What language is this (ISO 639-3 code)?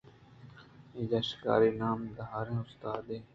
bgp